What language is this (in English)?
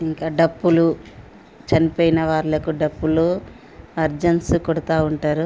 Telugu